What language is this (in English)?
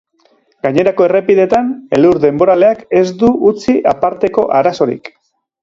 Basque